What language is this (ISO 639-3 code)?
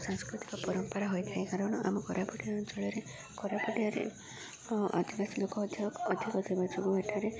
ori